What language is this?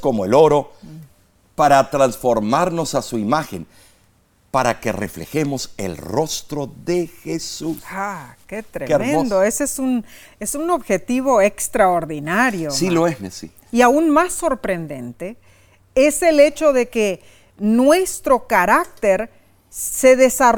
Spanish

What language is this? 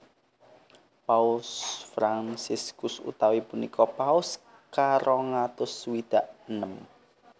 Javanese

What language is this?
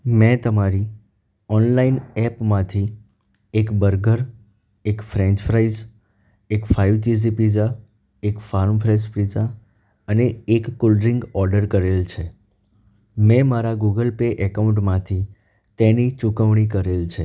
Gujarati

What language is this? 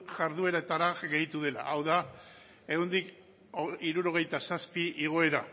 Basque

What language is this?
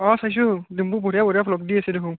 Assamese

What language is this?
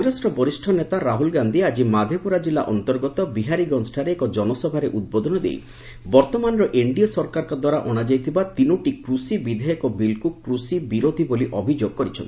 Odia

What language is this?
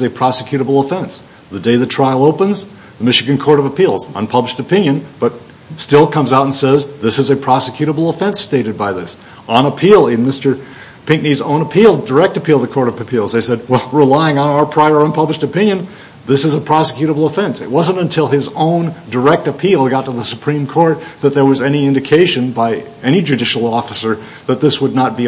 English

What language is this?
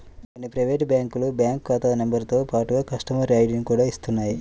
Telugu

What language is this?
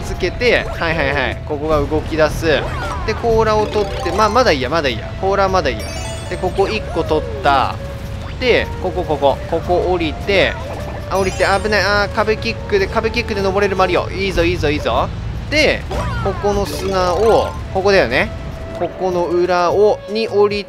Japanese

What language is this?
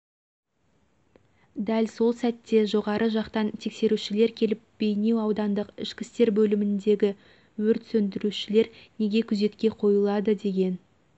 Kazakh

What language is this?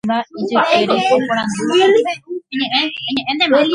Guarani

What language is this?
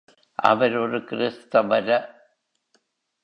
Tamil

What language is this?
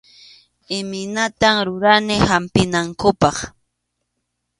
Arequipa-La Unión Quechua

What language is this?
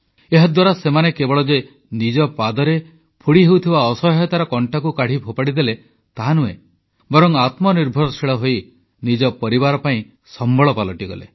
Odia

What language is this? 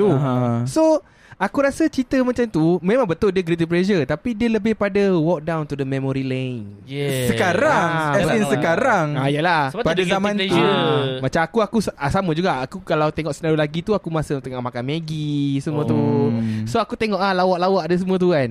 Malay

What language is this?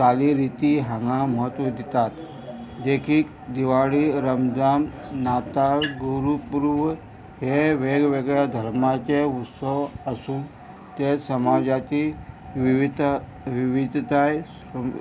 Konkani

